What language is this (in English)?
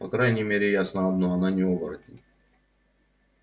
Russian